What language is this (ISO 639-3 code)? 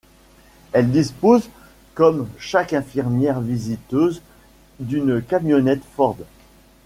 fra